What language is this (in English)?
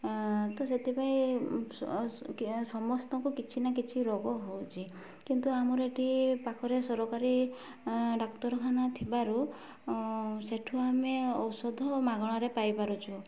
Odia